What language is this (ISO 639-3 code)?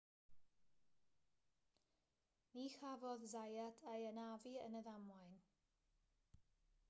cym